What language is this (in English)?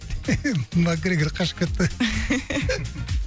Kazakh